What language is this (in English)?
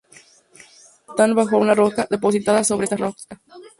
Spanish